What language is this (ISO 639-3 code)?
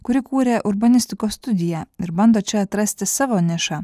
lit